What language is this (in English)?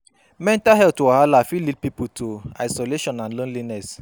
Nigerian Pidgin